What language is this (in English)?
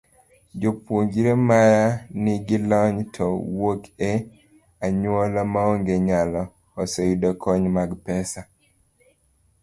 Luo (Kenya and Tanzania)